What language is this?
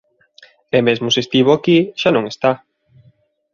Galician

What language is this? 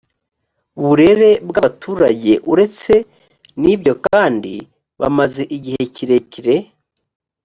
Kinyarwanda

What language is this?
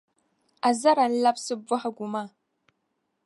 Dagbani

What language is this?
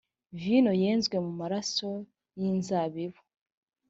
Kinyarwanda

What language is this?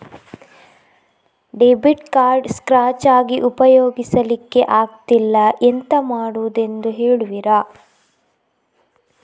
Kannada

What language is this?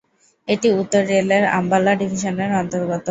Bangla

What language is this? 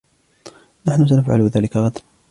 Arabic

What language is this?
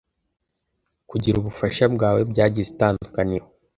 Kinyarwanda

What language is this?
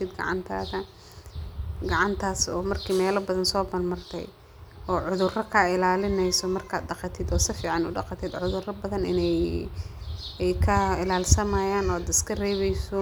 Somali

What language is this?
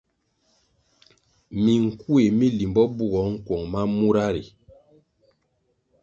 Kwasio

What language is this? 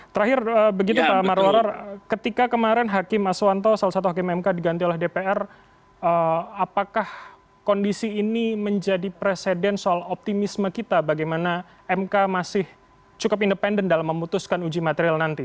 Indonesian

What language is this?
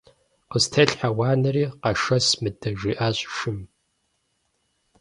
Kabardian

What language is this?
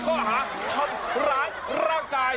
Thai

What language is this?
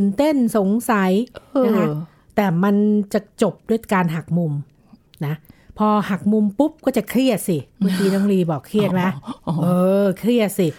Thai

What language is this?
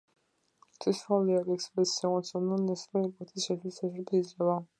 Georgian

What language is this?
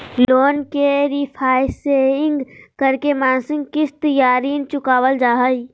Magahi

